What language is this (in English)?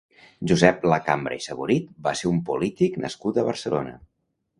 Catalan